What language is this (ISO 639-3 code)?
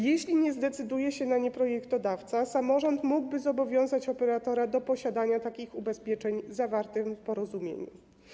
pol